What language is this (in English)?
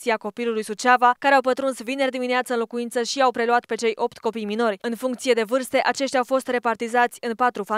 Romanian